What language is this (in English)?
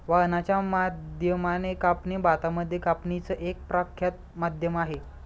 Marathi